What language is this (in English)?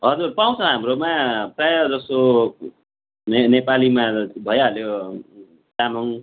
Nepali